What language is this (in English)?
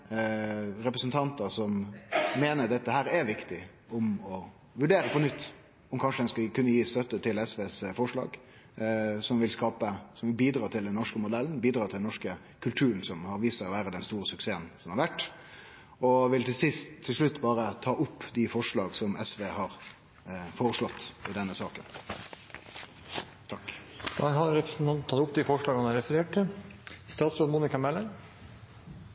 Norwegian